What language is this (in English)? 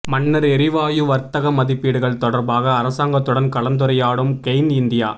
Tamil